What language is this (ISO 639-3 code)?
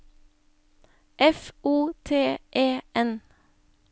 nor